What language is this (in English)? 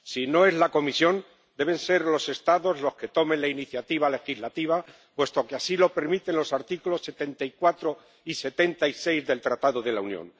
Spanish